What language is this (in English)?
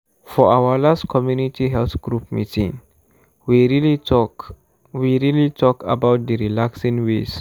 Nigerian Pidgin